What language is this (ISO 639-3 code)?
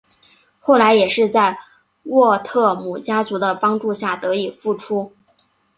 zho